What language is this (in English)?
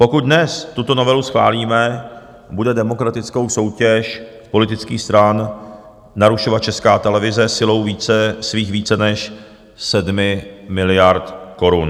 Czech